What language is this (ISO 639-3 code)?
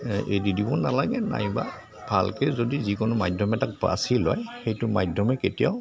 asm